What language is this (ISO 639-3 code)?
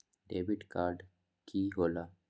mag